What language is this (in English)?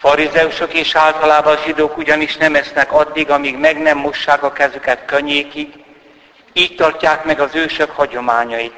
Hungarian